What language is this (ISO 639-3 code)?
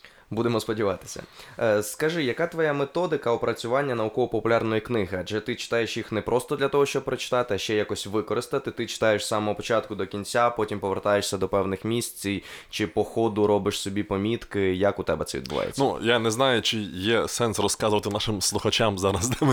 ukr